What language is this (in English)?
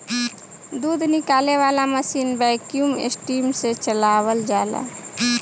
Bhojpuri